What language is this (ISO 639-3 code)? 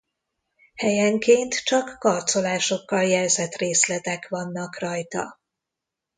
hun